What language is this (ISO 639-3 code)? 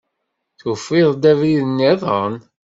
kab